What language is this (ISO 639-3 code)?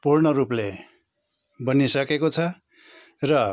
nep